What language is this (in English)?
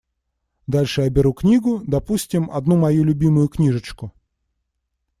Russian